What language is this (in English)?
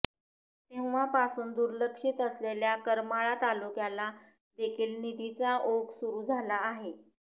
Marathi